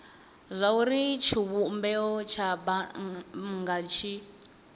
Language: Venda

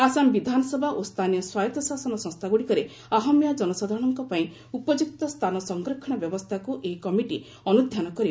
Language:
Odia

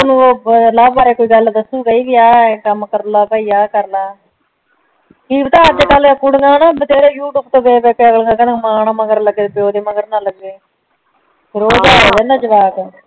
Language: Punjabi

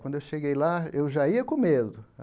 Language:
Portuguese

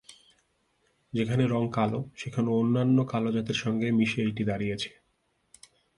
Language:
Bangla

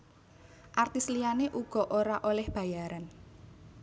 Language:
Javanese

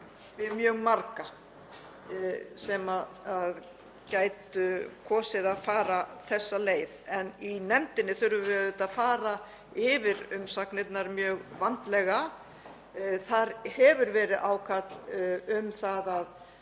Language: Icelandic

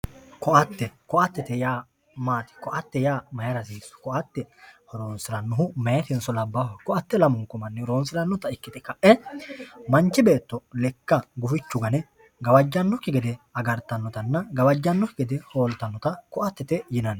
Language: Sidamo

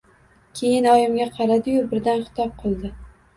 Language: Uzbek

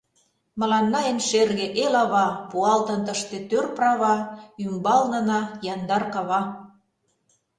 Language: Mari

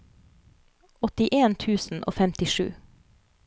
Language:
Norwegian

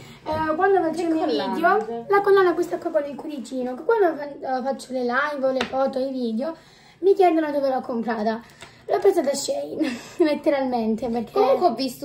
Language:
Italian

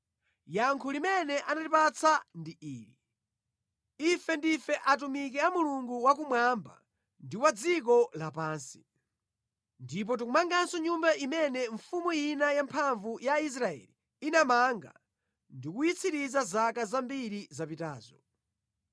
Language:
Nyanja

